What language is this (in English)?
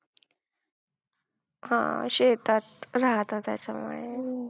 Marathi